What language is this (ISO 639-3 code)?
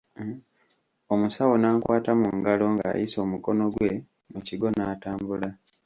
lug